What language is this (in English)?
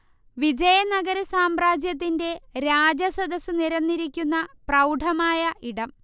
Malayalam